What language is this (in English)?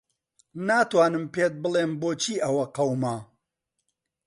Central Kurdish